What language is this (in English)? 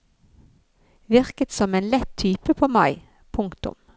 Norwegian